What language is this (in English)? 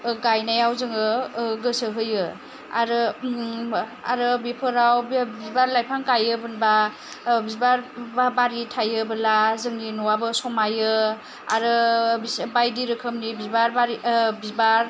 Bodo